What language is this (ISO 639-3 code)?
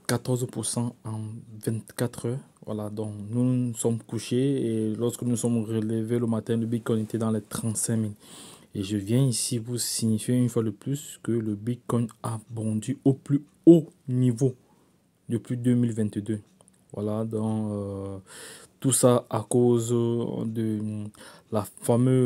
fra